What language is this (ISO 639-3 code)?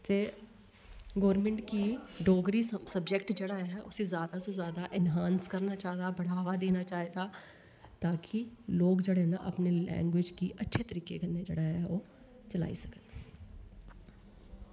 doi